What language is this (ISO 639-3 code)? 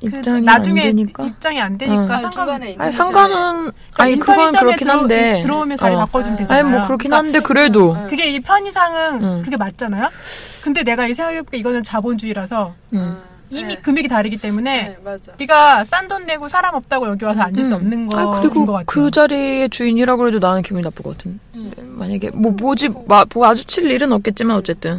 kor